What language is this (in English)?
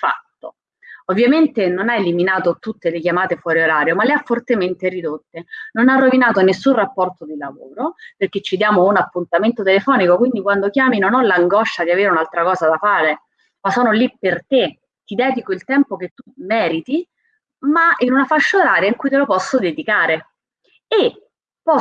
Italian